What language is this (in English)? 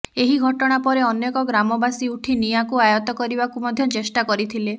Odia